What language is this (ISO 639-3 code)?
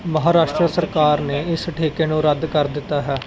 pan